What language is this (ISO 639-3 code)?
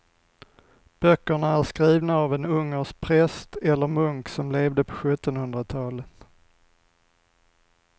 swe